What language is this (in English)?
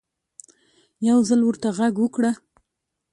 Pashto